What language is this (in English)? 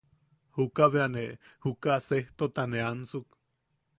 Yaqui